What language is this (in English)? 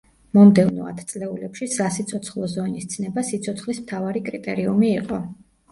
Georgian